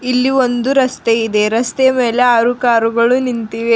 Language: Kannada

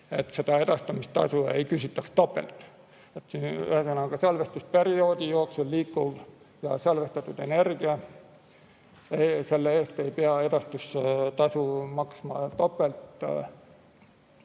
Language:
Estonian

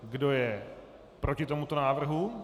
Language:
Czech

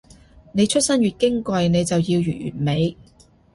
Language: Cantonese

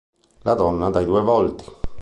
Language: Italian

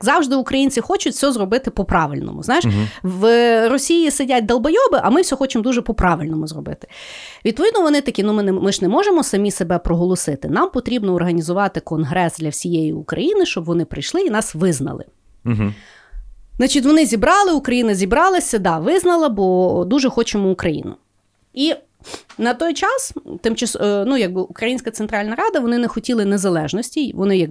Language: Ukrainian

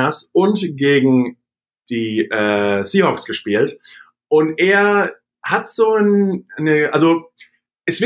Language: German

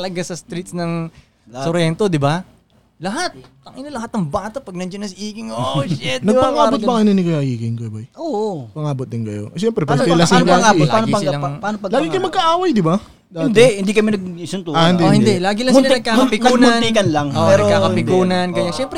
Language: Filipino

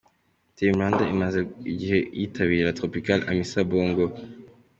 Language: Kinyarwanda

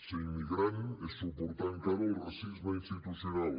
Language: Catalan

